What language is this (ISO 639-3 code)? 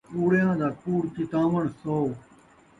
skr